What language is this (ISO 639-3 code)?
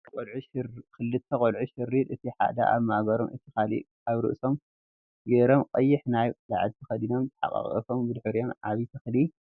tir